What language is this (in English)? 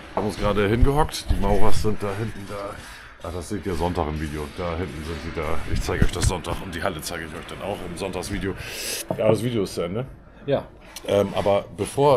German